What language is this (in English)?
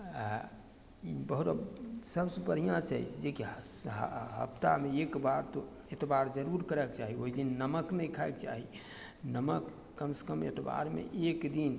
Maithili